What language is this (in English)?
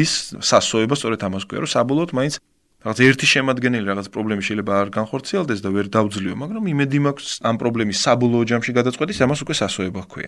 Ukrainian